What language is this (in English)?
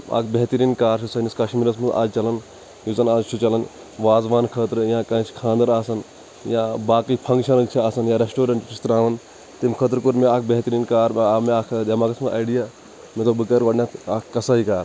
Kashmiri